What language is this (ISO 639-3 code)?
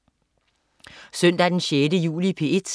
dan